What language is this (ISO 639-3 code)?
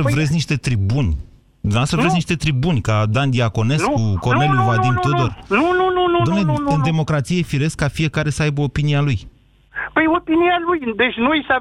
ron